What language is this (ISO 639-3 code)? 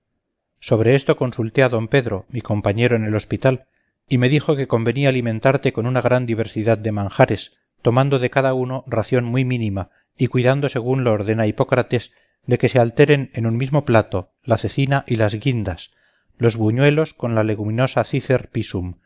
spa